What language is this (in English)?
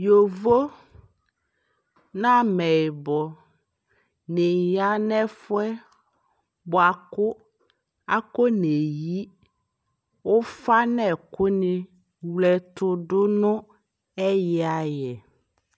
Ikposo